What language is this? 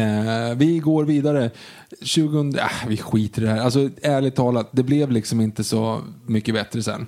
Swedish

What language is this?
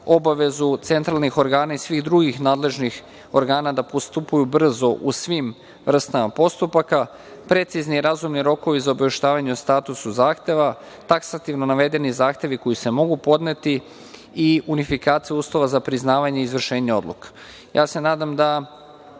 Serbian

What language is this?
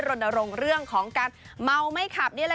Thai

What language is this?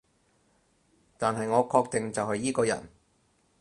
Cantonese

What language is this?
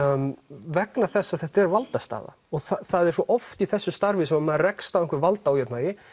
Icelandic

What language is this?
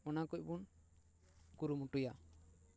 Santali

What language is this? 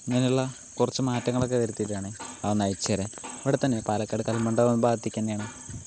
Malayalam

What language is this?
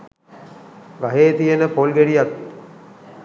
Sinhala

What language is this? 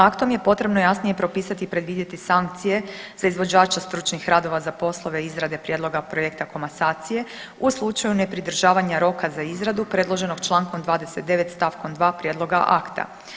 Croatian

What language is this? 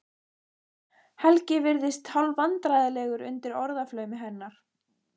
Icelandic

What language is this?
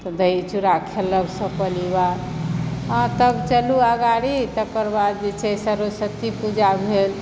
Maithili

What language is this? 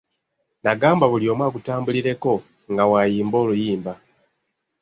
Ganda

